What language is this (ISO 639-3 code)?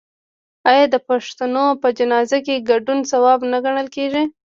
pus